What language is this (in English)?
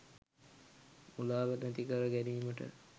Sinhala